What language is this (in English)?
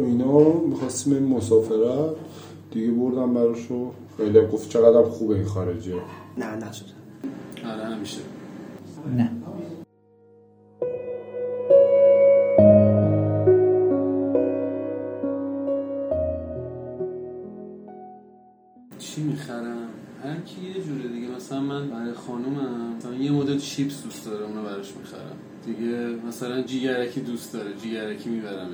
Persian